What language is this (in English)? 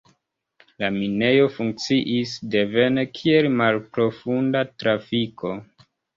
Esperanto